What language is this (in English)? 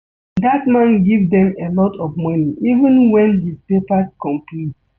Nigerian Pidgin